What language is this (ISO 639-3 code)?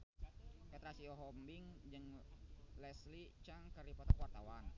sun